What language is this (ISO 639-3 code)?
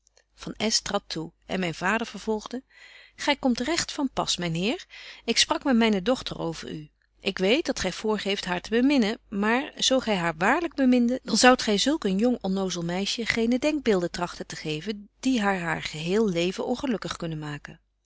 nld